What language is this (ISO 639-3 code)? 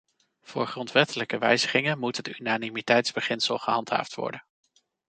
nld